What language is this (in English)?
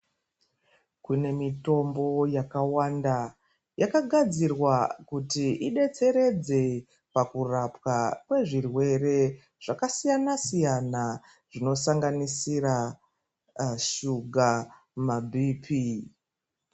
Ndau